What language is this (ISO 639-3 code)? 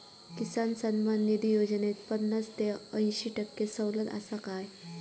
mar